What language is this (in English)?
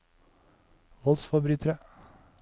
Norwegian